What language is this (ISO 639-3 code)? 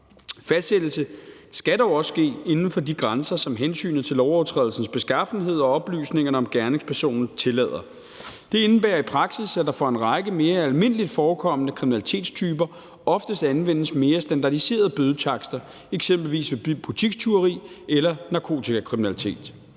dan